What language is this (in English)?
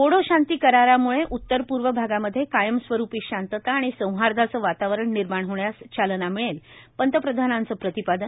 Marathi